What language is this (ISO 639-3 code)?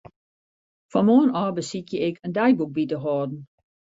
fry